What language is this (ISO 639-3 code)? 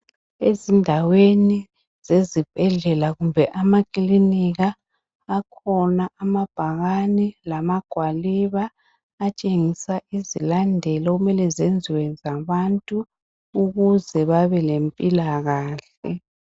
nde